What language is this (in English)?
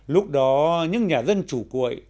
Vietnamese